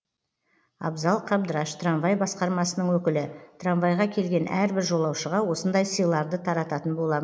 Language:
Kazakh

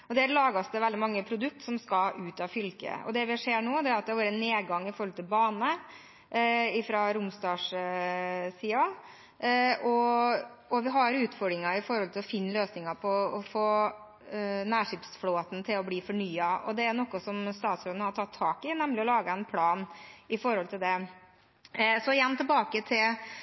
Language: Norwegian Bokmål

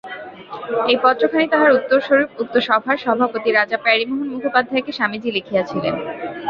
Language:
Bangla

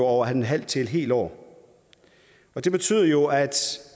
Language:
Danish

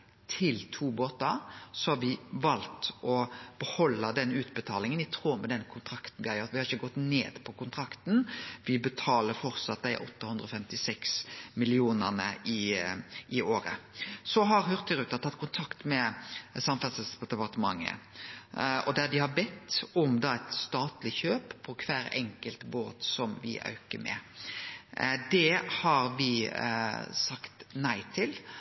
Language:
Norwegian Nynorsk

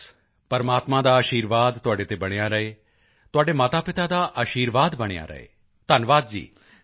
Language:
Punjabi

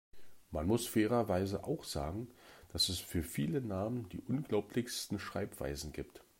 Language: German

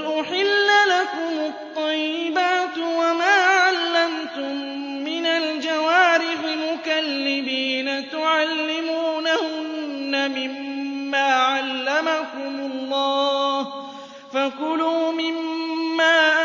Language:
Arabic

